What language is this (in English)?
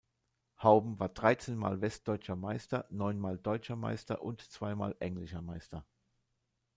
German